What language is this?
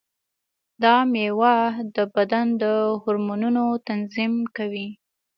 Pashto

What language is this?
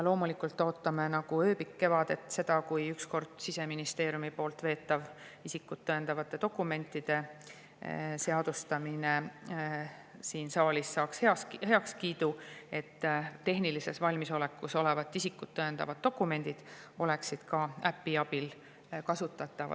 Estonian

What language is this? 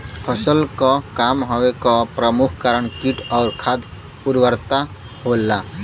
Bhojpuri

